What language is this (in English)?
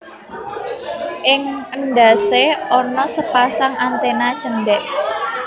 Javanese